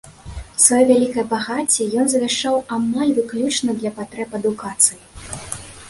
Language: Belarusian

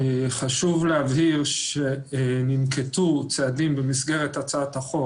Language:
Hebrew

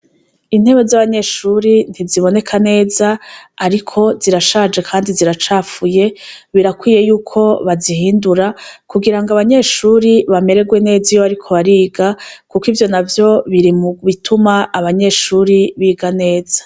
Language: Rundi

